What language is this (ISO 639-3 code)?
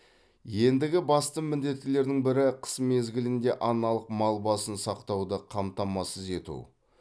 kaz